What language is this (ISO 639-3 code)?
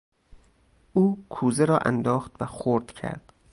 fas